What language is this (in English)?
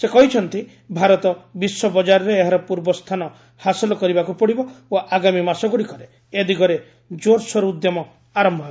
Odia